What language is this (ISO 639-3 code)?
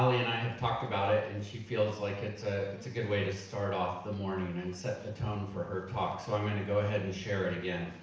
eng